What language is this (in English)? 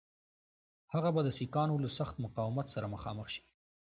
Pashto